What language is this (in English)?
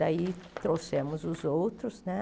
Portuguese